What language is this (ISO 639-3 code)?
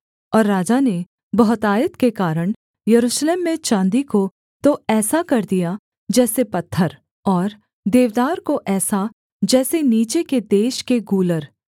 hin